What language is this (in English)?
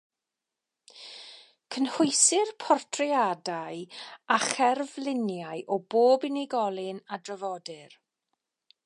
Welsh